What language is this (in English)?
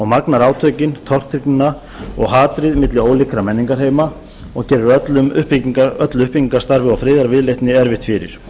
Icelandic